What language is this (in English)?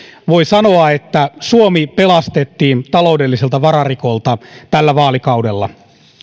Finnish